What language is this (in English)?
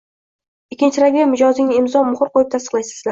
Uzbek